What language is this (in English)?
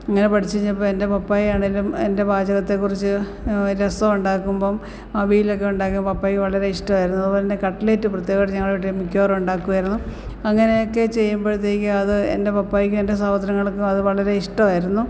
Malayalam